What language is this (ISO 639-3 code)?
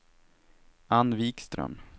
swe